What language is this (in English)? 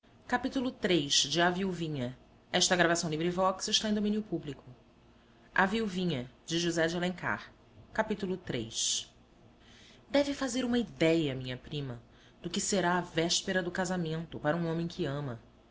Portuguese